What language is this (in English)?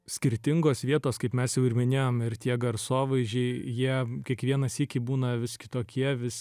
Lithuanian